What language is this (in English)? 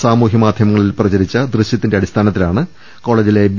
Malayalam